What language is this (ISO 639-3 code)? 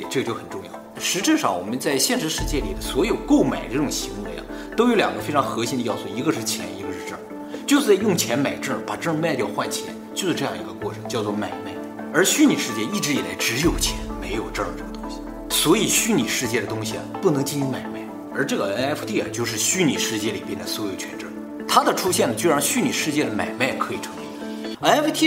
zho